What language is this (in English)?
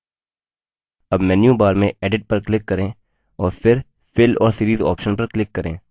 Hindi